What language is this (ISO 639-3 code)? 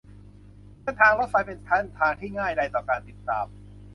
tha